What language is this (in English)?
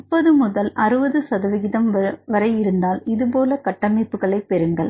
Tamil